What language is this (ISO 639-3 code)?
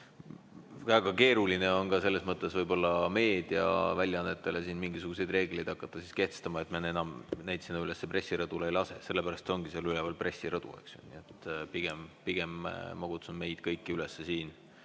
est